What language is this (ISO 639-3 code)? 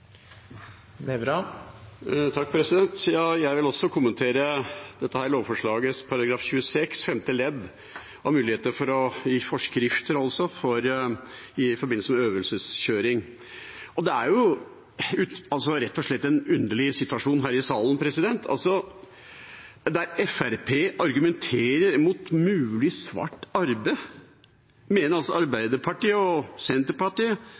nob